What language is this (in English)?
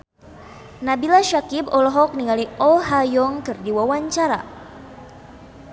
Sundanese